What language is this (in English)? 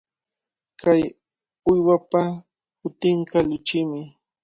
Cajatambo North Lima Quechua